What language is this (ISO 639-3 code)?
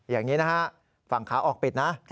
tha